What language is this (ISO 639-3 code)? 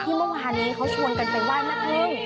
tha